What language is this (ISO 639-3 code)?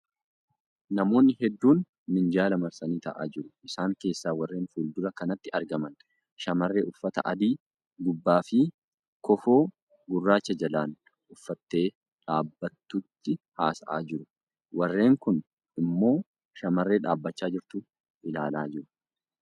orm